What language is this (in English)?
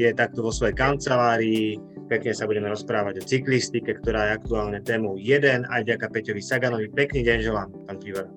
Slovak